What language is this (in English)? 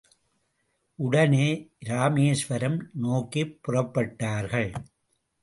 Tamil